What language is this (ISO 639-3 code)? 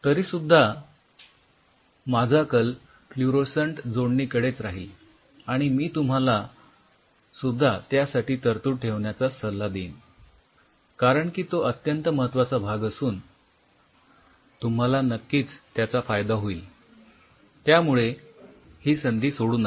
mar